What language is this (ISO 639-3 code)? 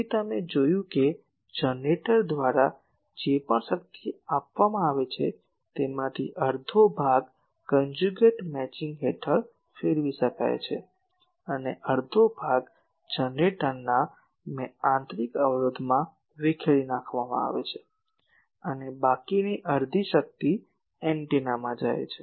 guj